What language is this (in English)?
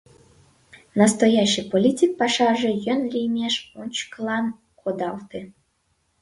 Mari